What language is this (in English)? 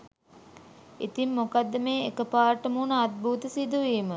Sinhala